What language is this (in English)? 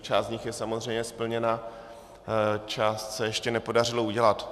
Czech